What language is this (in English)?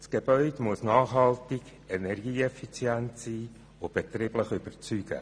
Swiss German